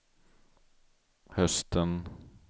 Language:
Swedish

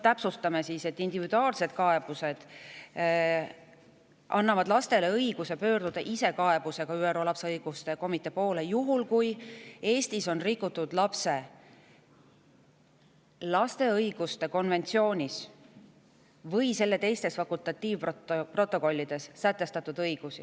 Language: Estonian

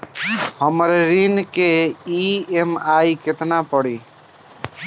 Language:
Bhojpuri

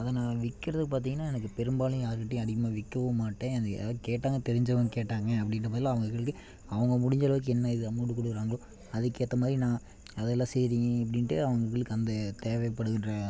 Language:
Tamil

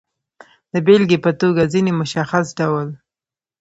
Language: Pashto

